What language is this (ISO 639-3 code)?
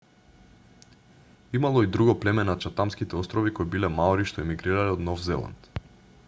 mkd